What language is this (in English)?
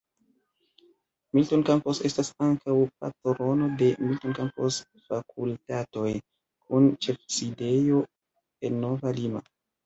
Esperanto